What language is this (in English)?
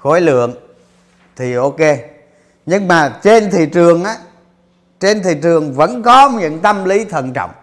Vietnamese